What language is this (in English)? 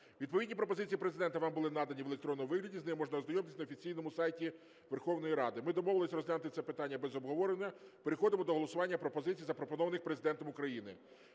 Ukrainian